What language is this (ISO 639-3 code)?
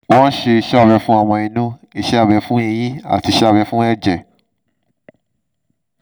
yor